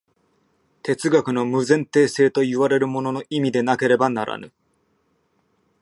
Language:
Japanese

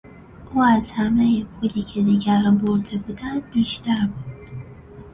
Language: Persian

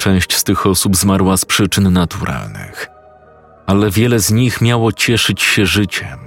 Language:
Polish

